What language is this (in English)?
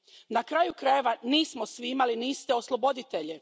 Croatian